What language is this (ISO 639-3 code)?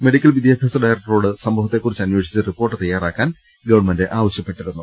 mal